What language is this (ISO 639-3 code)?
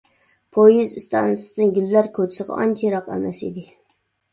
uig